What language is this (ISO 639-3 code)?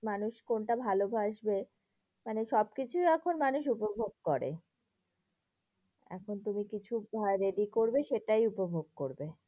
ben